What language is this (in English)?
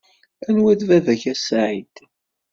Kabyle